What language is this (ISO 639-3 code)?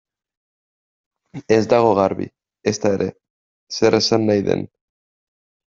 eus